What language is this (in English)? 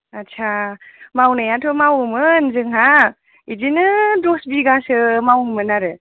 Bodo